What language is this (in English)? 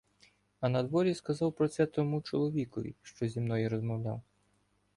Ukrainian